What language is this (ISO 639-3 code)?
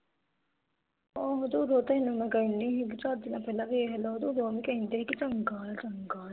pan